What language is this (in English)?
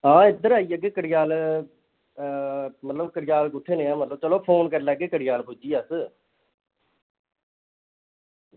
Dogri